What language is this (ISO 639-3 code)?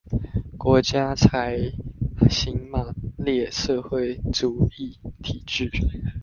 zho